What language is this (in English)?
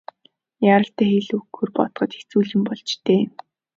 Mongolian